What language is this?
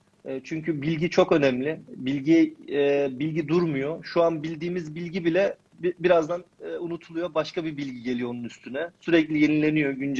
Turkish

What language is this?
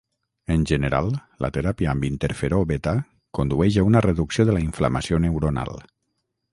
Catalan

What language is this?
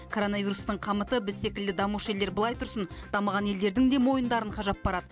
Kazakh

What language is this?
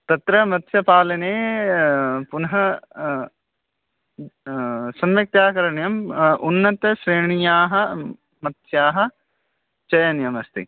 Sanskrit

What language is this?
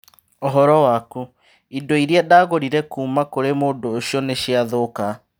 Kikuyu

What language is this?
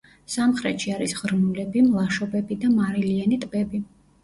Georgian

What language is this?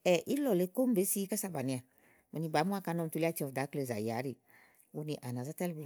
Igo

